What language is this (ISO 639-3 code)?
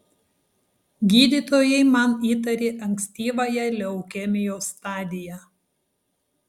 lit